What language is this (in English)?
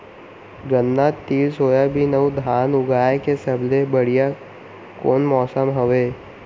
Chhattisgarhi